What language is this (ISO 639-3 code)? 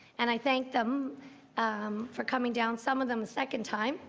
eng